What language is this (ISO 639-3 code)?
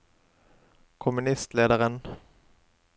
nor